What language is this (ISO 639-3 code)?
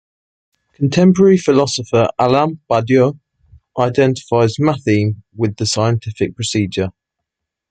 eng